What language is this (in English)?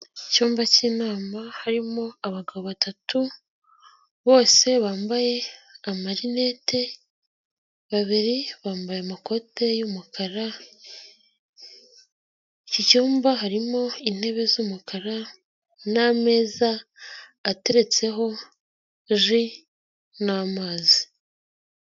Kinyarwanda